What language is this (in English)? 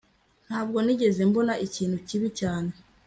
Kinyarwanda